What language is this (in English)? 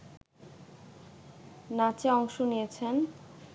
Bangla